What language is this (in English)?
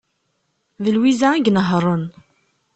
Kabyle